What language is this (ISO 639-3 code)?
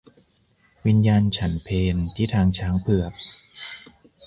tha